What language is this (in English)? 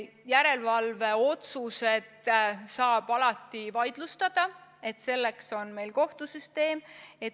Estonian